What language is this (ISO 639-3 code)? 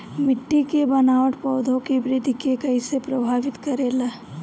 bho